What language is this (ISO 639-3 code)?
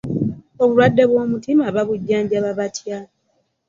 lug